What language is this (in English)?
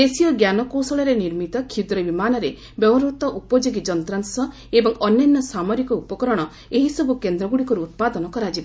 Odia